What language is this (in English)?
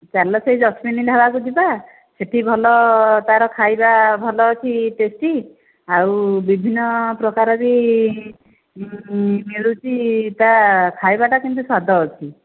Odia